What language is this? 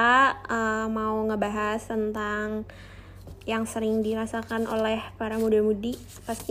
Indonesian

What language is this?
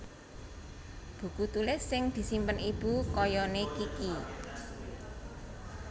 Javanese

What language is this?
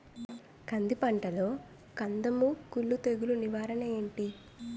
Telugu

